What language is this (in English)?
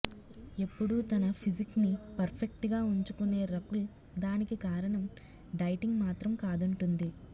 Telugu